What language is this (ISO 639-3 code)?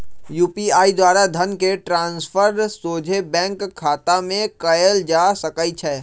mag